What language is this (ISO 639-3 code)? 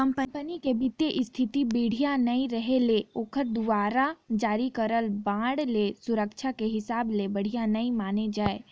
hne